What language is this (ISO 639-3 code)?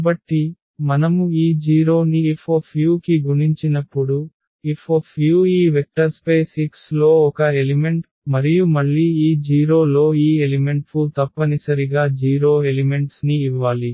tel